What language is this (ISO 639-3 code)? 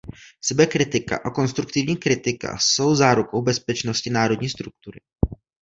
ces